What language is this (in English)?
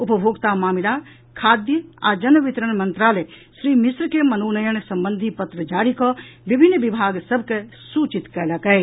Maithili